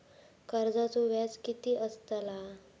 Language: Marathi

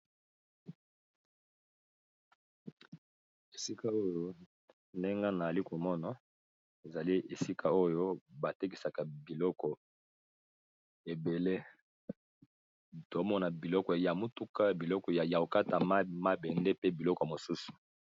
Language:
Lingala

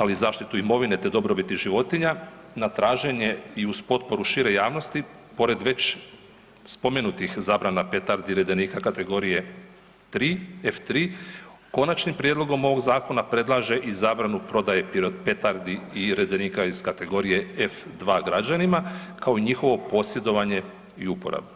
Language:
Croatian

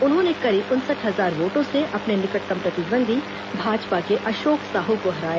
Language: Hindi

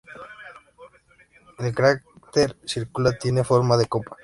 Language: Spanish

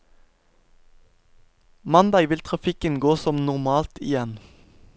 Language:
Norwegian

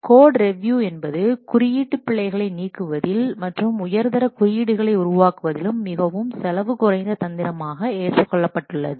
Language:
Tamil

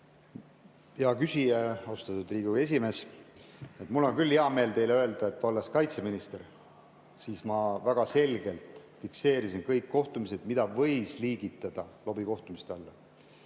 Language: Estonian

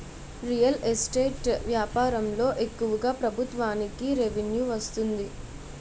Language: Telugu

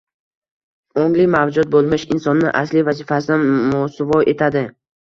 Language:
Uzbek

